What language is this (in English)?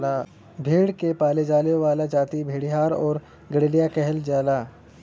Bhojpuri